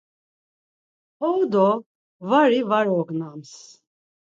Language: Laz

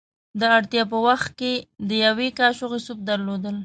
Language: Pashto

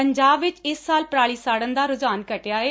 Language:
Punjabi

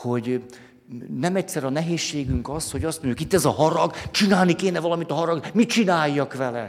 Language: Hungarian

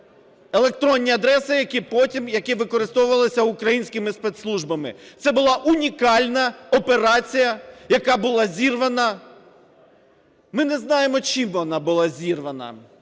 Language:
Ukrainian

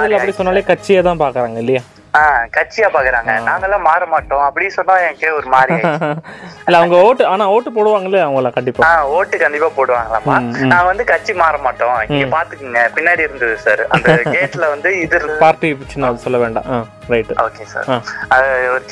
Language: Tamil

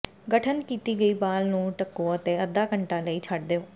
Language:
Punjabi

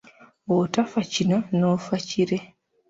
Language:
Ganda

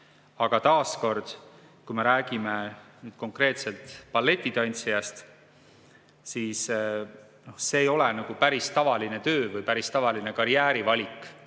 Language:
Estonian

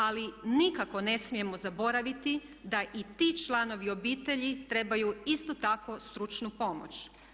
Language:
Croatian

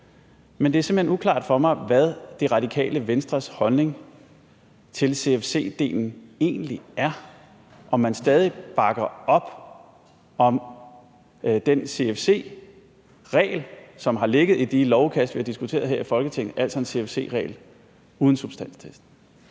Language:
Danish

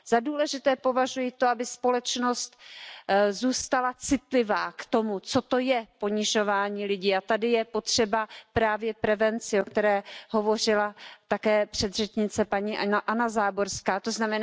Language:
Czech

